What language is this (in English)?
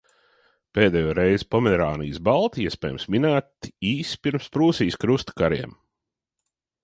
Latvian